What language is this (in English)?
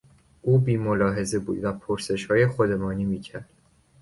Persian